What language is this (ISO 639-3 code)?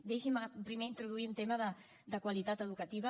cat